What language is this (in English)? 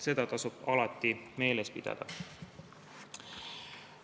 Estonian